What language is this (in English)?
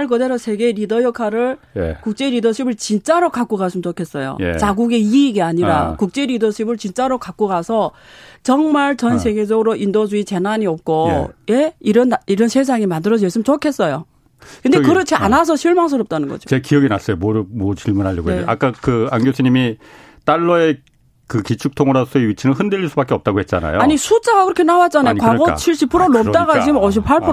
Korean